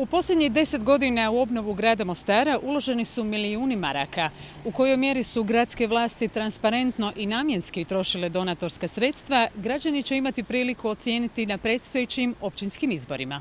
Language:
Croatian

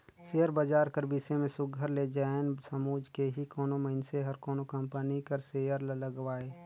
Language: Chhattisgarhi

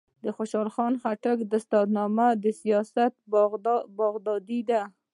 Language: Pashto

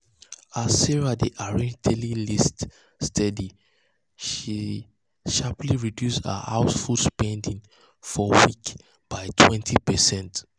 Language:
Nigerian Pidgin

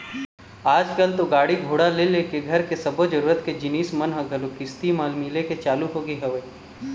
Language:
Chhattisgarhi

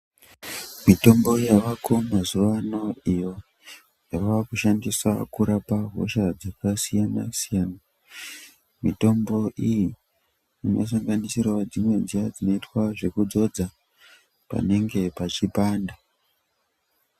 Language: Ndau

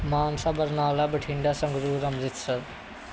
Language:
Punjabi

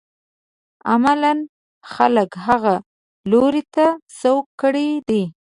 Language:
Pashto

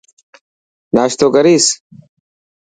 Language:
Dhatki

